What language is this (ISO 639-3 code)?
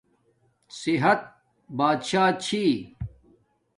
dmk